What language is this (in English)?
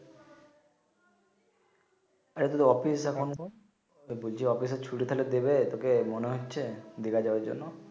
Bangla